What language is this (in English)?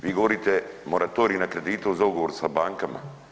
Croatian